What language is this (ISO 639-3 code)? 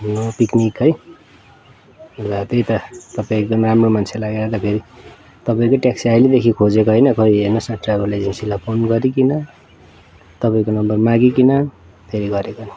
nep